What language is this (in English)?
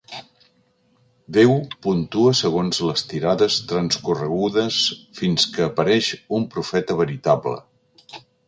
Catalan